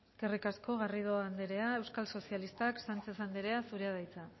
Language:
Basque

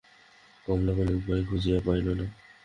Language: Bangla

